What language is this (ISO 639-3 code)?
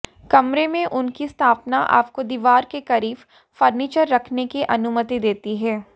hin